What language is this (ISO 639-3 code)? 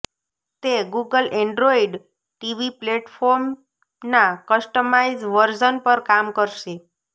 guj